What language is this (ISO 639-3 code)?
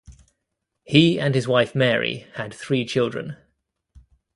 eng